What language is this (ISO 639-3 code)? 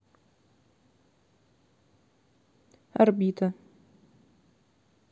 rus